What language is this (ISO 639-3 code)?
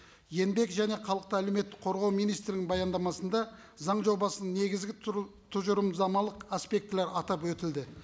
kaz